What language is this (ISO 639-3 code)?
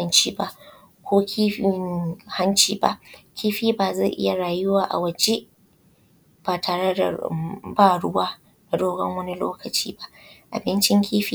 hau